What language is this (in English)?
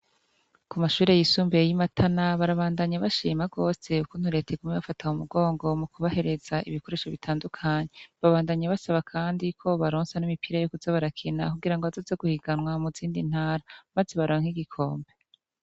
Rundi